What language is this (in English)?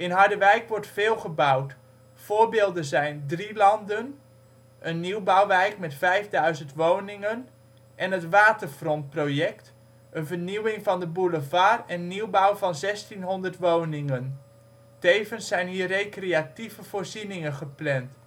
Dutch